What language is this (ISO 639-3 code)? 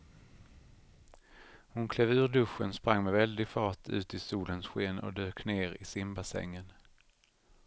swe